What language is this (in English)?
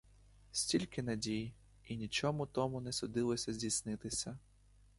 Ukrainian